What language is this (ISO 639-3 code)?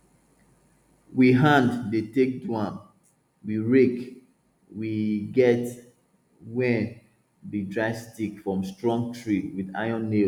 pcm